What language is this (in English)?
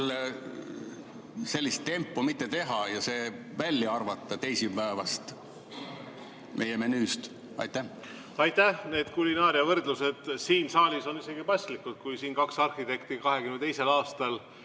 Estonian